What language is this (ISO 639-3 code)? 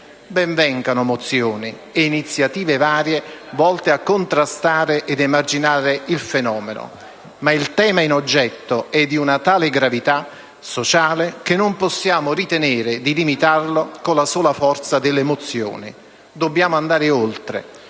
ita